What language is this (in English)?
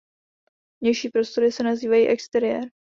Czech